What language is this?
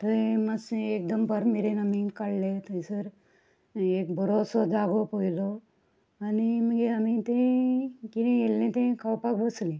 Konkani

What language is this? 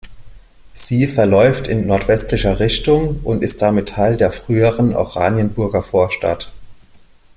German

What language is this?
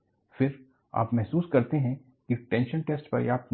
Hindi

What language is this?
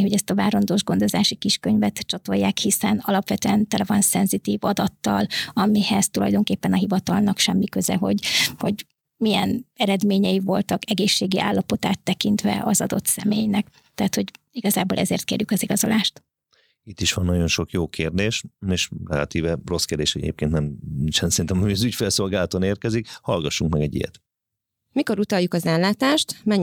Hungarian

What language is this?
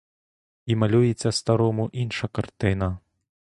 Ukrainian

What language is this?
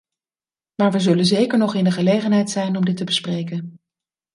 Dutch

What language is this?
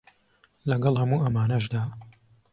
Central Kurdish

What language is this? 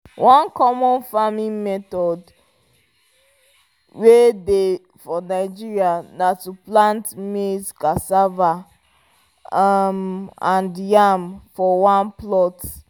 Nigerian Pidgin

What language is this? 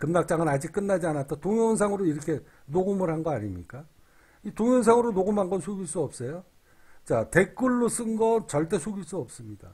Korean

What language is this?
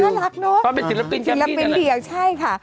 Thai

